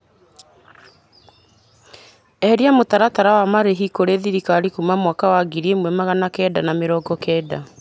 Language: Kikuyu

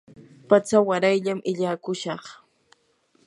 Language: Yanahuanca Pasco Quechua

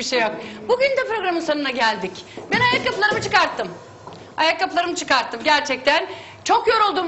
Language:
Turkish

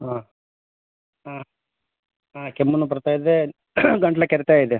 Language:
Kannada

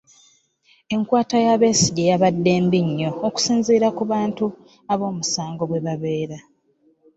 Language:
Ganda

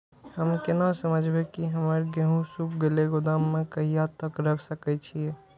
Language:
Maithili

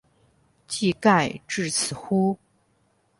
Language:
Chinese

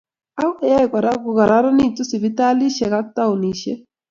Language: Kalenjin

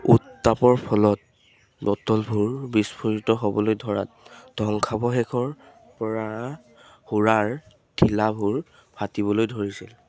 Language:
Assamese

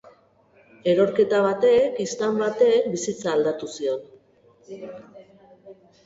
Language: Basque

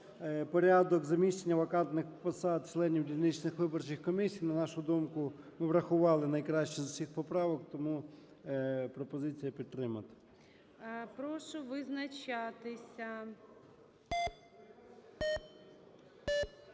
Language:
Ukrainian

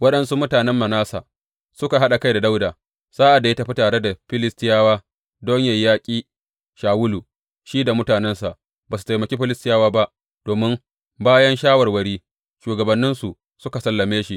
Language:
Hausa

